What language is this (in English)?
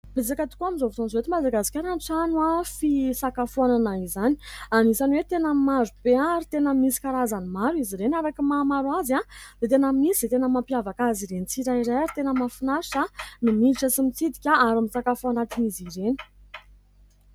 Malagasy